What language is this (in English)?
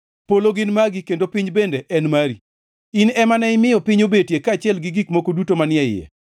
Luo (Kenya and Tanzania)